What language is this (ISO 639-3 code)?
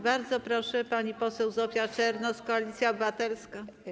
pol